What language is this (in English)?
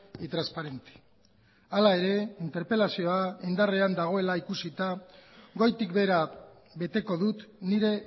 Basque